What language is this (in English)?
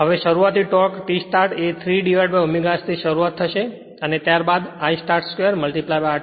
Gujarati